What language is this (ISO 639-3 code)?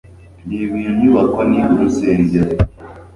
kin